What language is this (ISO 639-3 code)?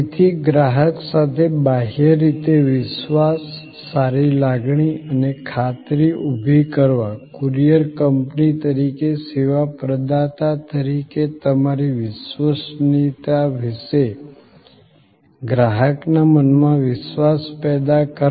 guj